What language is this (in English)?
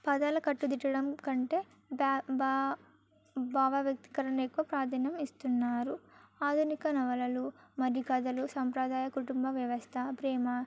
Telugu